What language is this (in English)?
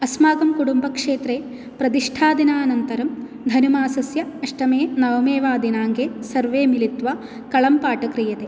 Sanskrit